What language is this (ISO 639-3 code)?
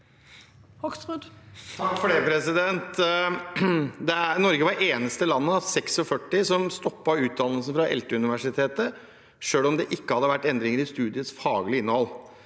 nor